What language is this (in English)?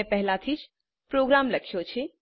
Gujarati